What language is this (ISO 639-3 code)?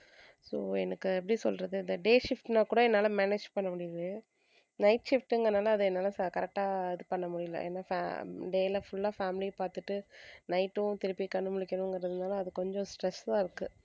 tam